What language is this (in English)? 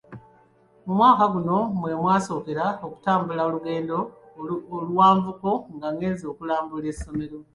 Ganda